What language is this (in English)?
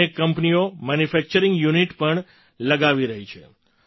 Gujarati